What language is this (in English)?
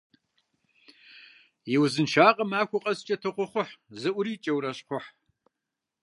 Kabardian